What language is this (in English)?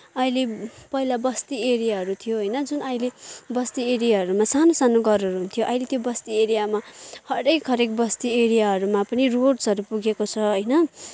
Nepali